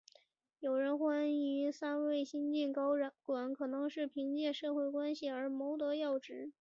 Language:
Chinese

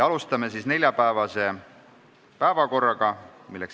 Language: Estonian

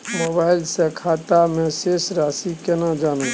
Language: Maithili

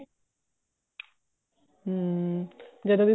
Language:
Punjabi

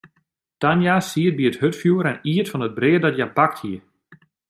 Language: Western Frisian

